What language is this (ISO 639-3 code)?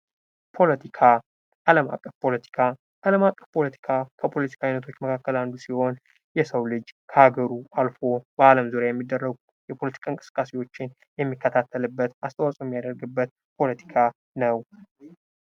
amh